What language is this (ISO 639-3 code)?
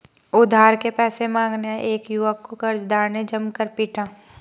hin